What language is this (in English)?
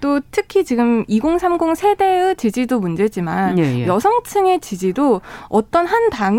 Korean